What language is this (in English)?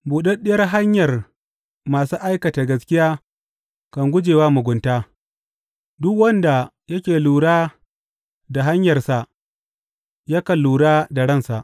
Hausa